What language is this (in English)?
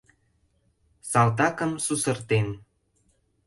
Mari